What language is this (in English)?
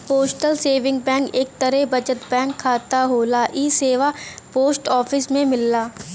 Bhojpuri